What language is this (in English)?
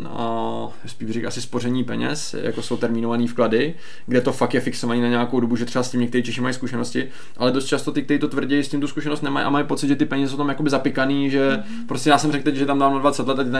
Czech